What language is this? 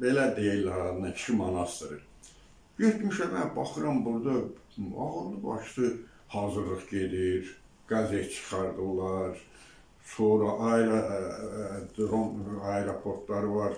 Turkish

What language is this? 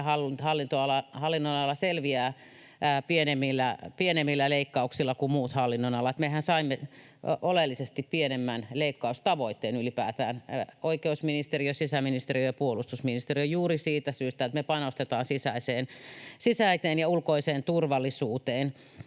Finnish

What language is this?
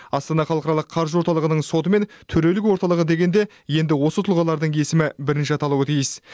Kazakh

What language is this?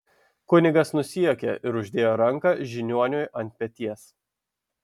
Lithuanian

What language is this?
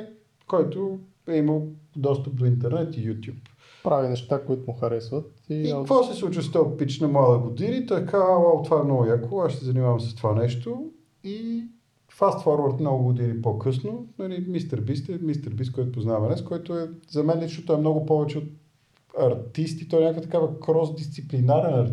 Bulgarian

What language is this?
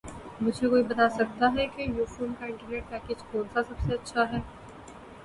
Urdu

